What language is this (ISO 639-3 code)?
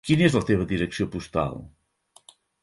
cat